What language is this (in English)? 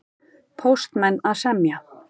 Icelandic